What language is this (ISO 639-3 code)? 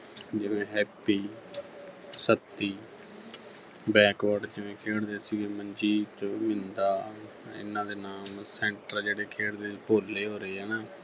pan